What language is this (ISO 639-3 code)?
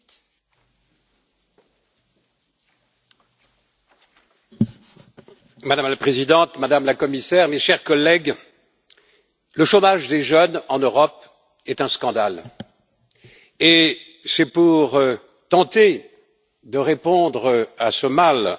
fra